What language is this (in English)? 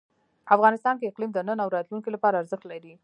Pashto